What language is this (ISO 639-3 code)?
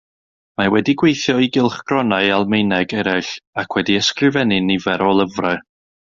cym